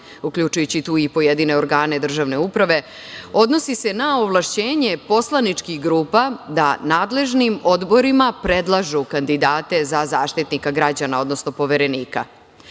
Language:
Serbian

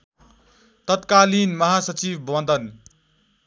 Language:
Nepali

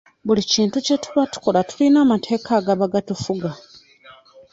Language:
Ganda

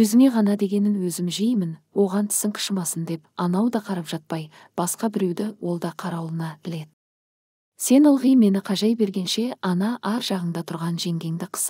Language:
Turkish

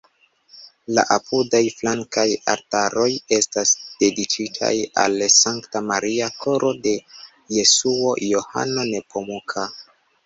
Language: Esperanto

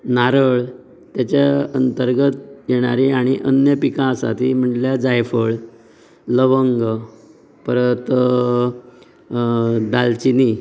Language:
Konkani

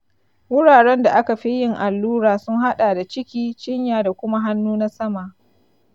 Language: Hausa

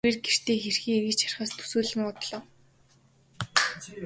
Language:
Mongolian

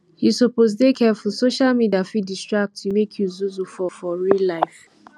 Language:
Nigerian Pidgin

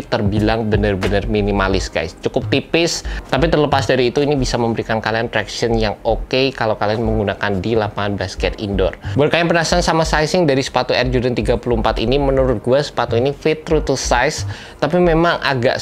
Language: Indonesian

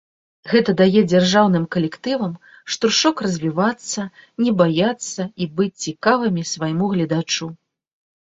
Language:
Belarusian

